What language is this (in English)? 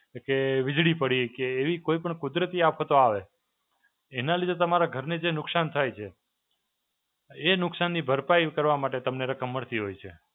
Gujarati